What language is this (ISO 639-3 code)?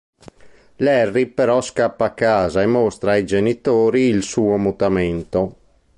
ita